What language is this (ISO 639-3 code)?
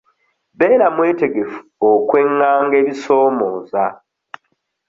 lug